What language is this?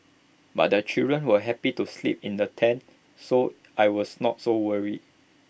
English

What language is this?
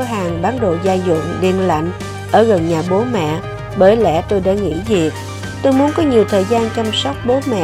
Vietnamese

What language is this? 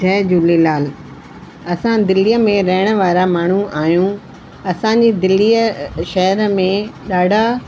Sindhi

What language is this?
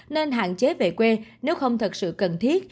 Vietnamese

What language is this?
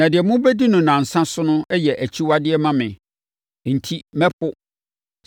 Akan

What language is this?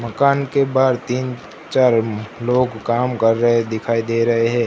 Hindi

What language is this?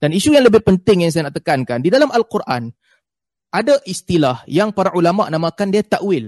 Malay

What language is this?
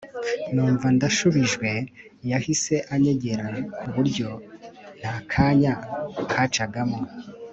Kinyarwanda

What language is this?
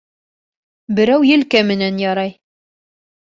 Bashkir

